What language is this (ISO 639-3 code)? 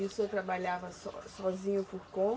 por